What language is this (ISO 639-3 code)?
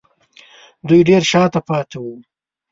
pus